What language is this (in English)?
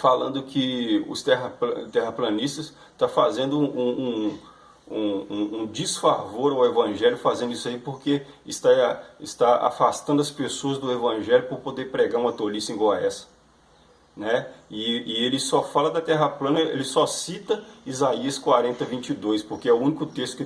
Portuguese